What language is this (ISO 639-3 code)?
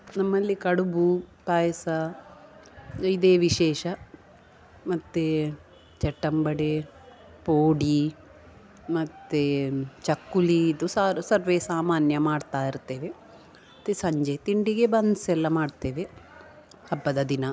kan